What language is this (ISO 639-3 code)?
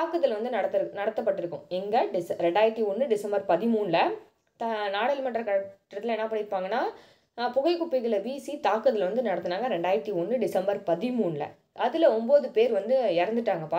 ron